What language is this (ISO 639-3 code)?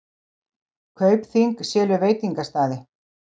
isl